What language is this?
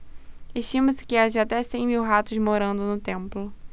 Portuguese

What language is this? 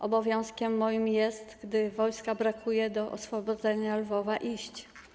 Polish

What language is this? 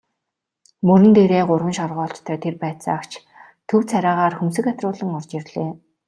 Mongolian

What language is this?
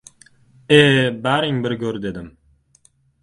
Uzbek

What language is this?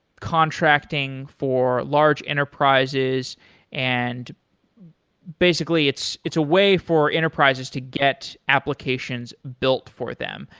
English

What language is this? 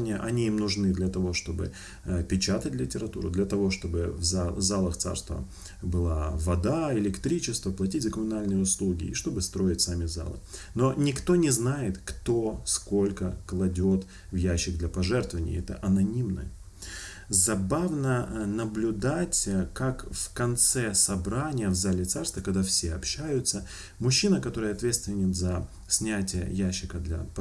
Russian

